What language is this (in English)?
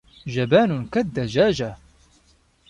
Arabic